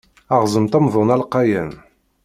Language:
Kabyle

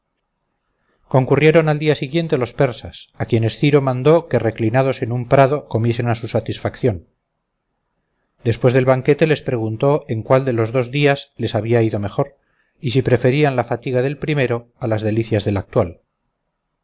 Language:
Spanish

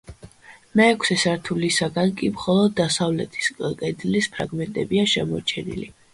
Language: Georgian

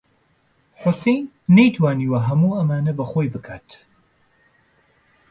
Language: Central Kurdish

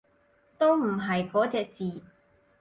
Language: Cantonese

